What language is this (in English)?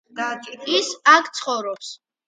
Georgian